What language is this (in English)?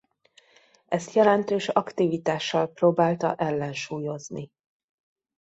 Hungarian